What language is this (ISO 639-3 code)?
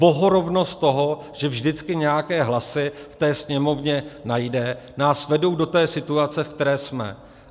ces